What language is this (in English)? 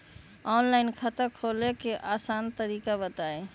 Magahi